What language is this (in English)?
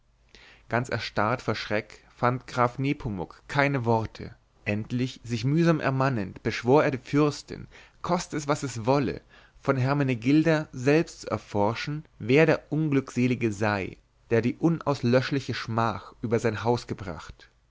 German